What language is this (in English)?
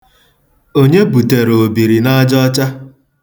Igbo